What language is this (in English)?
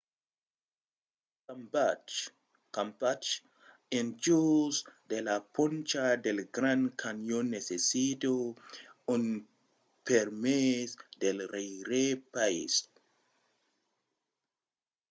Occitan